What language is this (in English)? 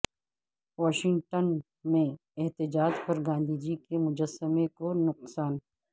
Urdu